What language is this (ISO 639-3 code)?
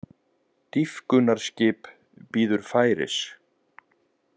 isl